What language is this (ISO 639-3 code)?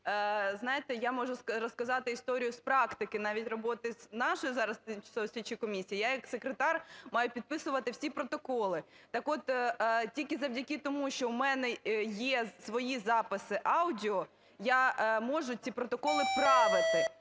ukr